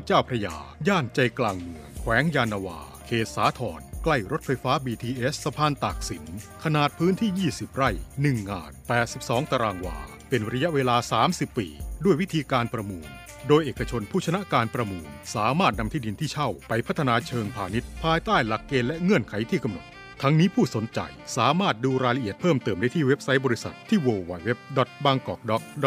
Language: Thai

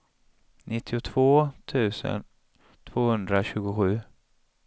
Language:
Swedish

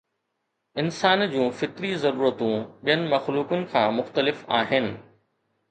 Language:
Sindhi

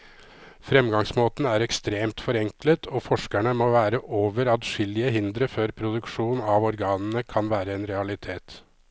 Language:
Norwegian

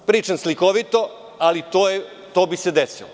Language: Serbian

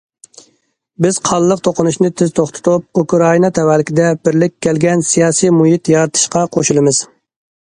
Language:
Uyghur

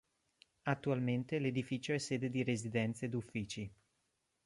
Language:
Italian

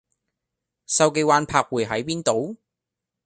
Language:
Cantonese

